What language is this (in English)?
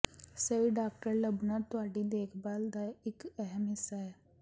Punjabi